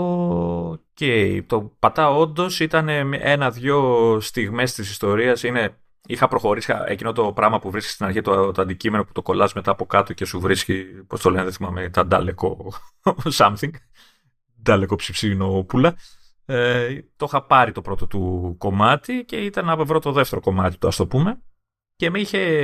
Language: Greek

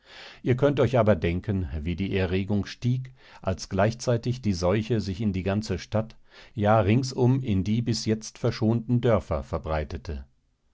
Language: German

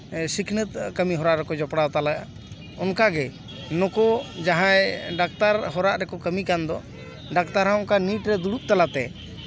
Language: Santali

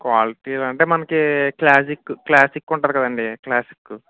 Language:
Telugu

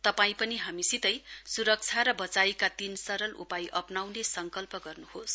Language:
Nepali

